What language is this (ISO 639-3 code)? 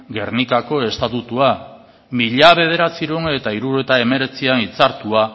eus